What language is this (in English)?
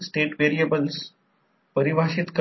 Marathi